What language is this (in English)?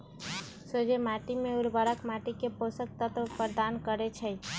Magahi